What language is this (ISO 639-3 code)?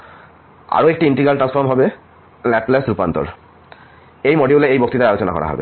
ben